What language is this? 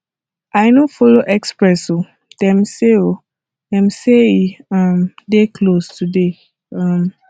Nigerian Pidgin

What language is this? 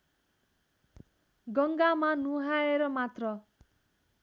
Nepali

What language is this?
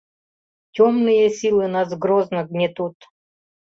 Mari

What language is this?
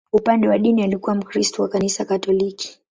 Swahili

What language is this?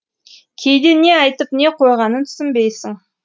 Kazakh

